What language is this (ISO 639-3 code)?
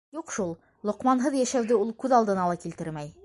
bak